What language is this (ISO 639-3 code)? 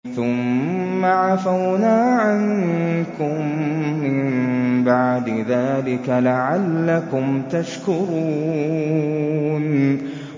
ara